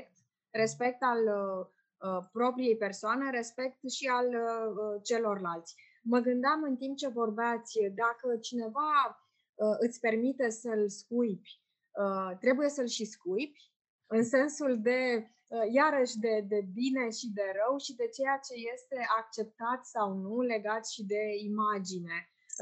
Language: Romanian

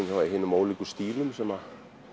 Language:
Icelandic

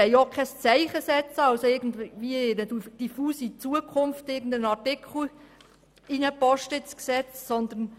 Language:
Swiss German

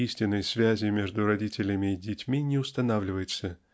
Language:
Russian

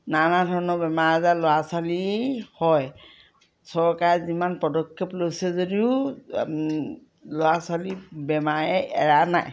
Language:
Assamese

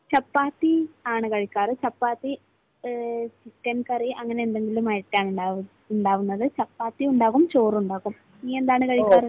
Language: Malayalam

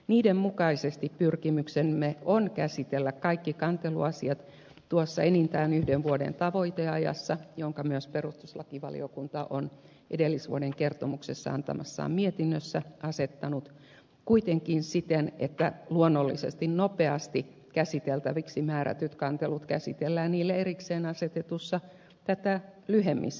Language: Finnish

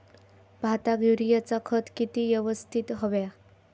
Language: Marathi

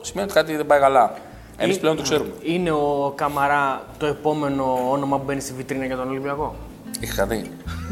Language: Greek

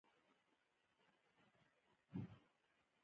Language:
Pashto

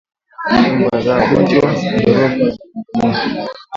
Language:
Swahili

